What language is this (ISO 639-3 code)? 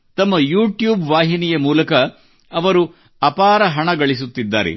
kan